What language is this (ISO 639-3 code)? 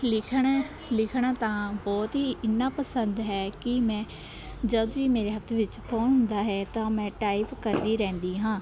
pan